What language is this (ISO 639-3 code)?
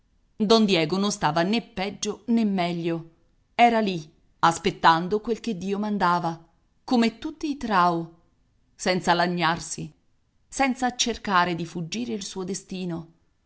ita